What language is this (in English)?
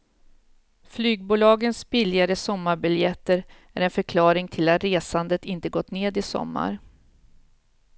Swedish